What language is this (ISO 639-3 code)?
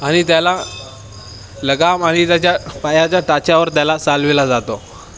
mar